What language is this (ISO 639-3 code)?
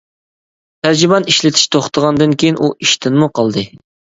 uig